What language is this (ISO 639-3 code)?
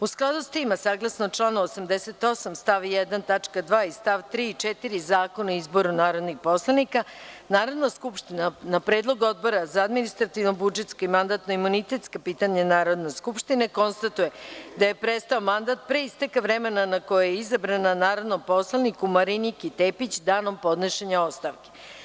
srp